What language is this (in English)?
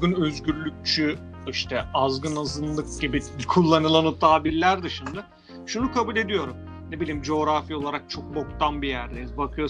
Turkish